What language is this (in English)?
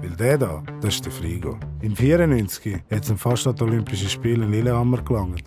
German